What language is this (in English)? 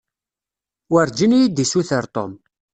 Kabyle